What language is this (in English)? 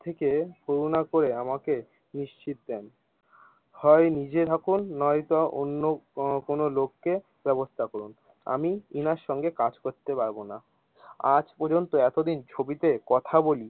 Bangla